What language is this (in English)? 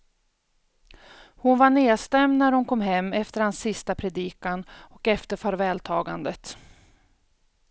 Swedish